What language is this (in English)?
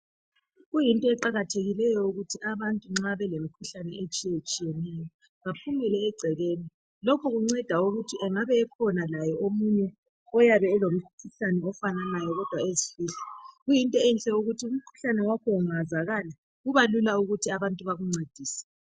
North Ndebele